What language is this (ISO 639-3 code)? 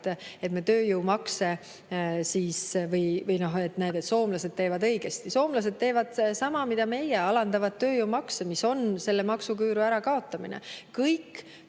est